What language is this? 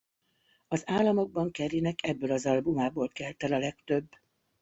Hungarian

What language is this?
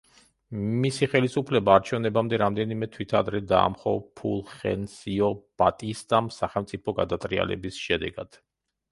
Georgian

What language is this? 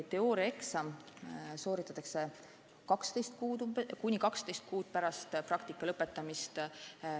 Estonian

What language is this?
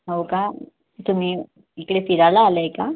Marathi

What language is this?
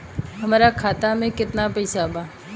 Bhojpuri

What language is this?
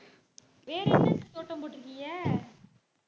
Tamil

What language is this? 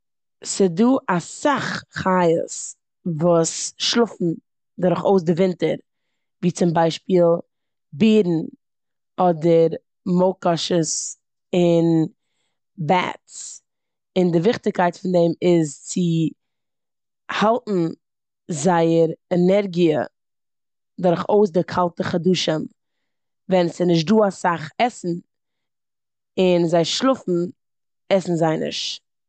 Yiddish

